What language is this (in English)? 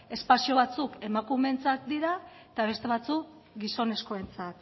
Basque